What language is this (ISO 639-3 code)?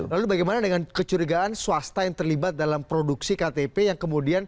ind